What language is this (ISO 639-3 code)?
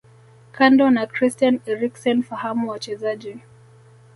swa